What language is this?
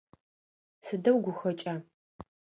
Adyghe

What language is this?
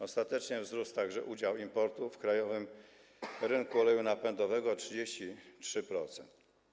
Polish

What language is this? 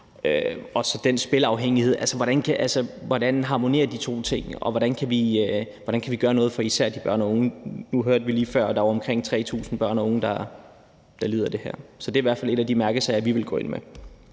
Danish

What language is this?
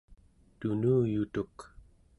Central Yupik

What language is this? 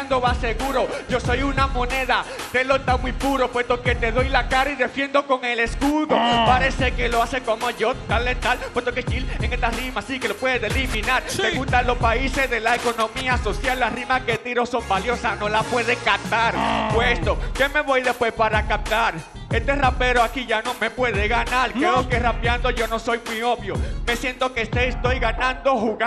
Spanish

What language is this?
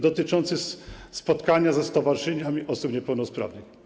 Polish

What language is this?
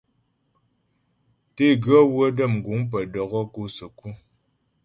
Ghomala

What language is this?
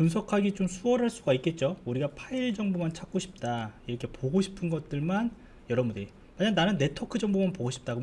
Korean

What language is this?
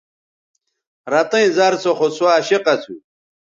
Bateri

